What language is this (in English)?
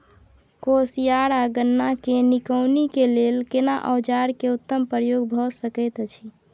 Maithili